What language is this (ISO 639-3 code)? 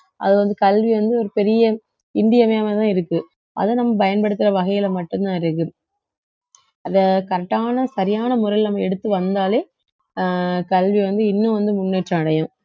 tam